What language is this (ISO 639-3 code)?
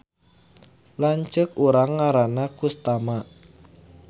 sun